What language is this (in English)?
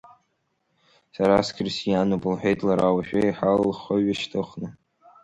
Abkhazian